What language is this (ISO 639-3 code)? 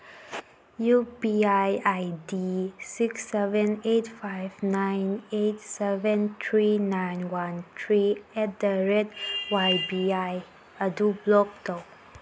mni